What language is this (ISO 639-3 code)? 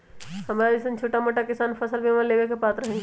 mag